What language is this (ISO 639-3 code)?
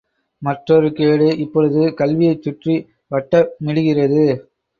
tam